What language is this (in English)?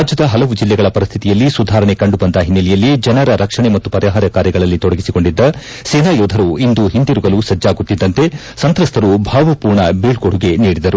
Kannada